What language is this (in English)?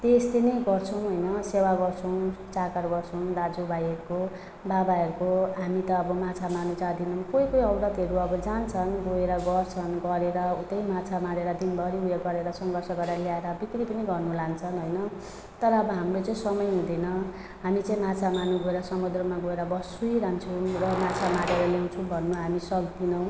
Nepali